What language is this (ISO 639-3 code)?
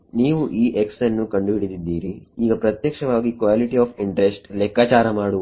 kan